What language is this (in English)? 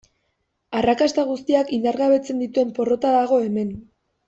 Basque